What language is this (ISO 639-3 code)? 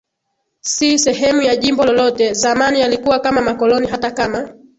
swa